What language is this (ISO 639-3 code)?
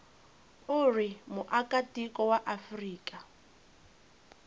tso